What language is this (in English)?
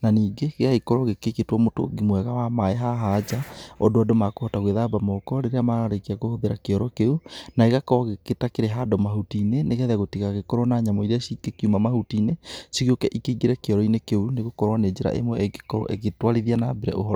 Kikuyu